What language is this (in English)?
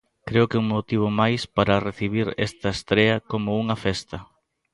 Galician